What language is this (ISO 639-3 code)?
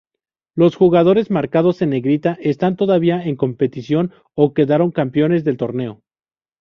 spa